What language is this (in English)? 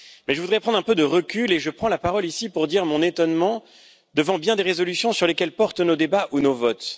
French